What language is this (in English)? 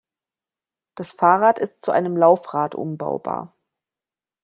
German